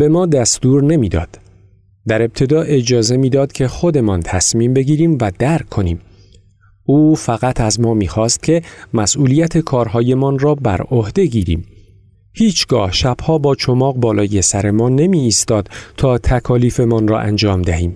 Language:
Persian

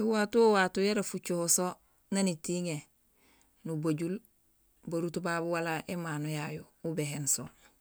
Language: Gusilay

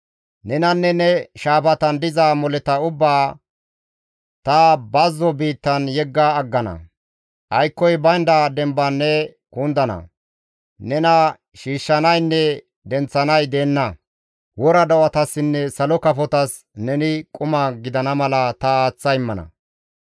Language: Gamo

